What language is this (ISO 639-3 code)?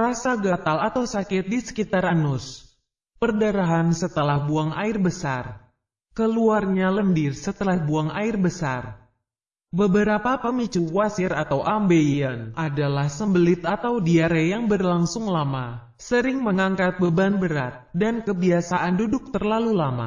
ind